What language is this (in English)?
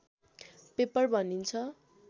Nepali